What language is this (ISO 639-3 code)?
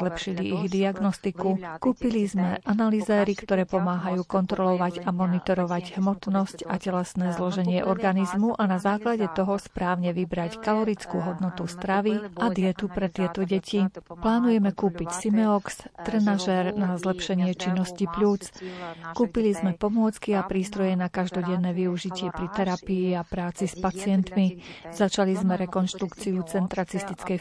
slk